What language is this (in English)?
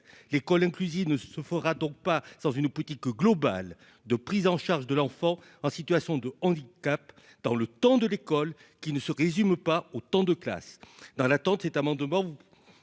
French